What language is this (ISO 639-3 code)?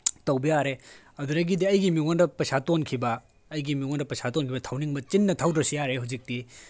mni